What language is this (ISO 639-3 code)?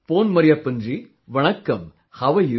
eng